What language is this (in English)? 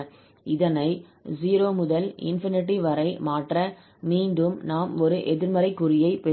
Tamil